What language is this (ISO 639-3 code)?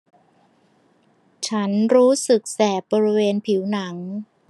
tha